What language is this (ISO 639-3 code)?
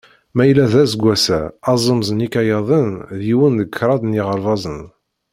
kab